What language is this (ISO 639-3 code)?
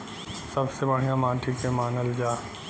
bho